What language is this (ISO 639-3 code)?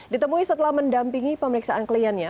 ind